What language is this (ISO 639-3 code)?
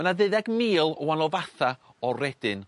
cym